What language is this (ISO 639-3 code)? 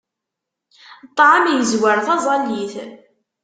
kab